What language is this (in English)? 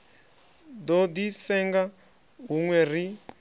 Venda